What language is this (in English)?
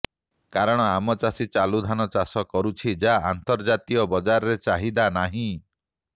Odia